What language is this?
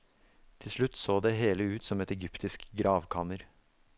Norwegian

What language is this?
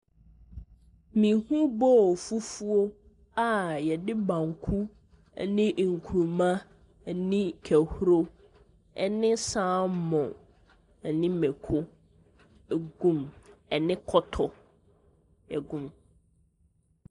Akan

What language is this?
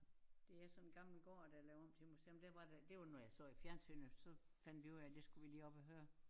Danish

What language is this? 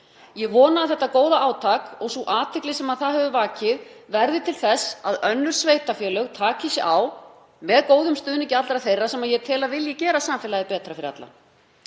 Icelandic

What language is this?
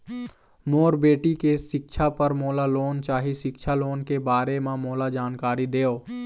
Chhattisgarhi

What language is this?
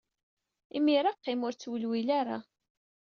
Kabyle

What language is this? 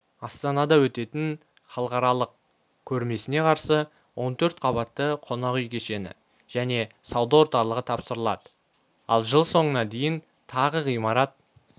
Kazakh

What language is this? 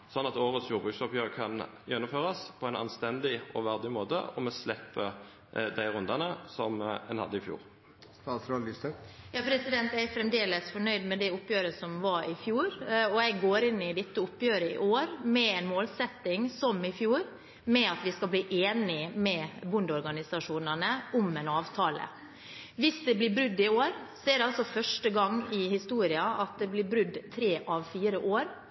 Norwegian Bokmål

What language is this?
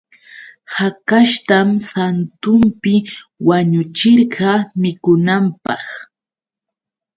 Yauyos Quechua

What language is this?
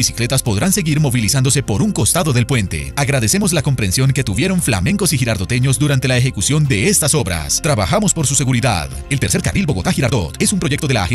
Spanish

